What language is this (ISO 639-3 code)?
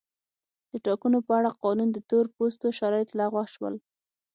pus